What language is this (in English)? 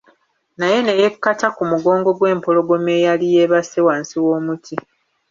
Ganda